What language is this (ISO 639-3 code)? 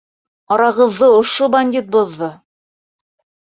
bak